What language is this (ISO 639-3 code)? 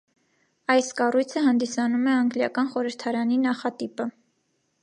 hye